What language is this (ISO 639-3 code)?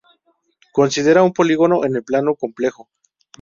spa